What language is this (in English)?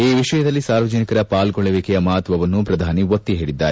Kannada